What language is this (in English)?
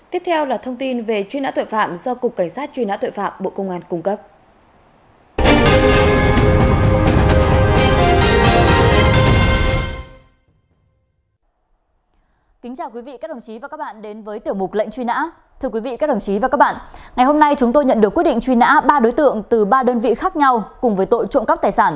Vietnamese